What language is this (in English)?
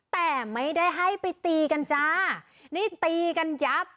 Thai